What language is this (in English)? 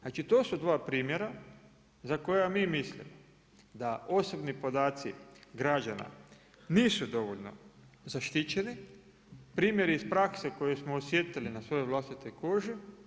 Croatian